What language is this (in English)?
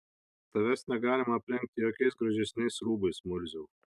Lithuanian